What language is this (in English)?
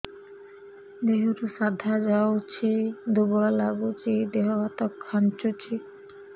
Odia